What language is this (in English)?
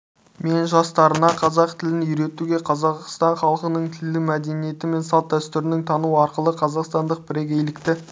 Kazakh